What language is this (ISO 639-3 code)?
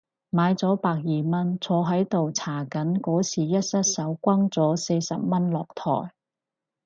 yue